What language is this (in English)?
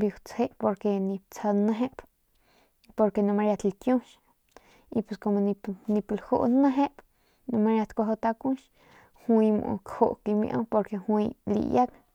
Northern Pame